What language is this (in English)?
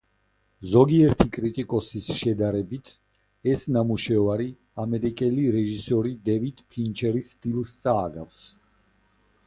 Georgian